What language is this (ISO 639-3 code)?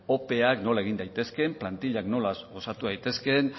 eus